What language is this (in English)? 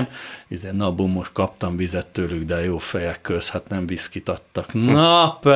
Hungarian